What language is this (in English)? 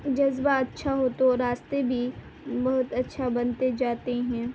Urdu